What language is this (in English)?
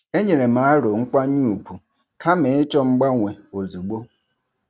Igbo